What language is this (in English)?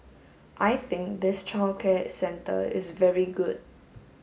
English